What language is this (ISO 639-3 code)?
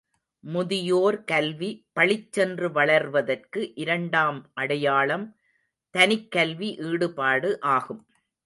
tam